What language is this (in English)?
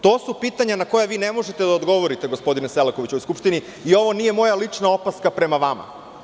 Serbian